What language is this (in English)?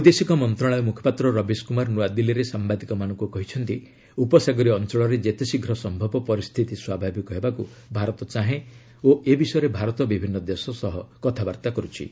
Odia